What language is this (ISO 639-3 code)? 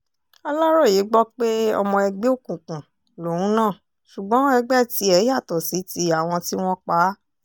yor